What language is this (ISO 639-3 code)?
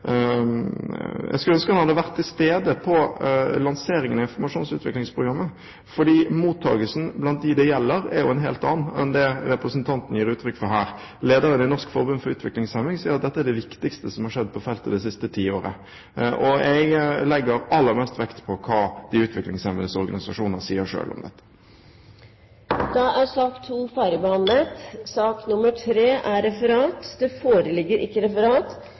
nor